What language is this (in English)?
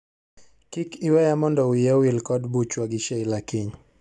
Luo (Kenya and Tanzania)